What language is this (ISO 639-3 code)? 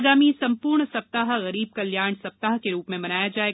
hin